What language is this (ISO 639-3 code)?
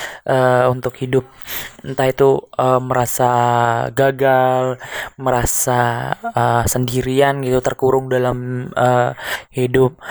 ind